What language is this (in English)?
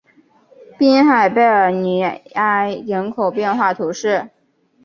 Chinese